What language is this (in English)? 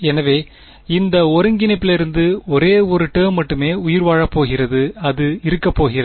Tamil